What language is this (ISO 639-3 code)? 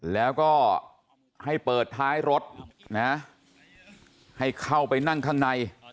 tha